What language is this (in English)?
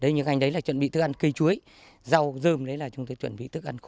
Vietnamese